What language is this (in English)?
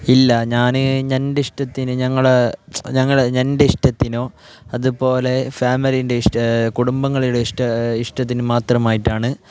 Malayalam